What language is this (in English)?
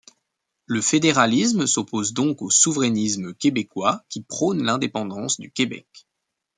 French